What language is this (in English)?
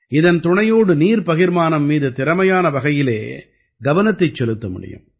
Tamil